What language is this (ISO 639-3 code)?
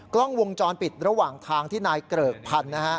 tha